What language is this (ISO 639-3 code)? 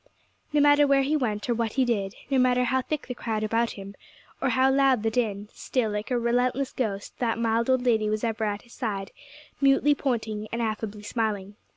eng